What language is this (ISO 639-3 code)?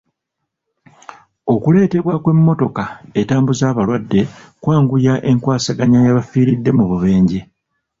lug